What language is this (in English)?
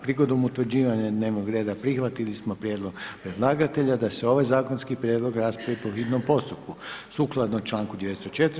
Croatian